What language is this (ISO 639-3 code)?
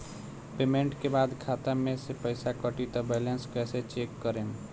bho